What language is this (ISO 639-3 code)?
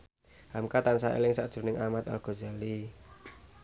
jav